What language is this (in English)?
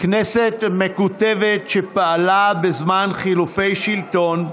Hebrew